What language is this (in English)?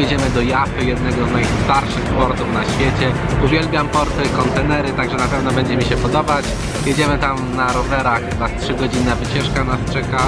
Polish